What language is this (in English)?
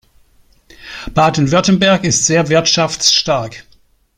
German